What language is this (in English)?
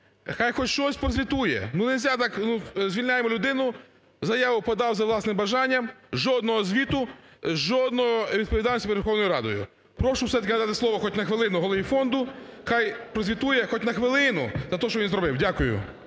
Ukrainian